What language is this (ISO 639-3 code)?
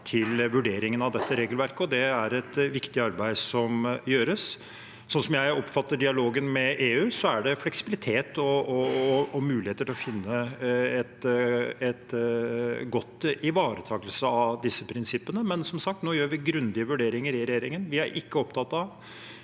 nor